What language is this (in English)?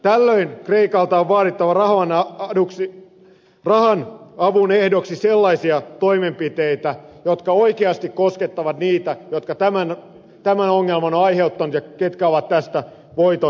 Finnish